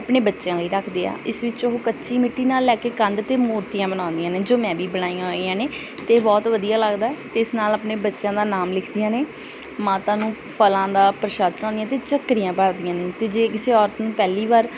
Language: Punjabi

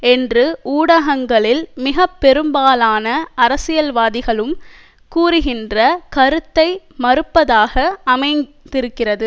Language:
Tamil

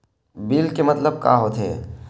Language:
Chhattisgarhi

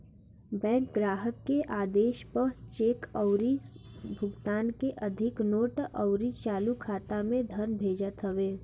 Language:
Bhojpuri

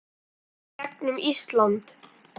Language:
Icelandic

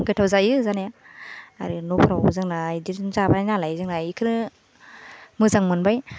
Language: Bodo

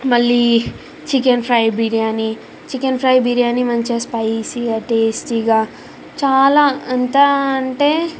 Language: Telugu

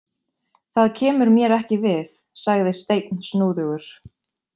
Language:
Icelandic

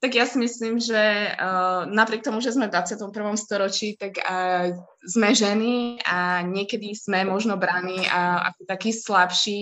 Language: Czech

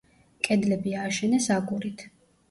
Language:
Georgian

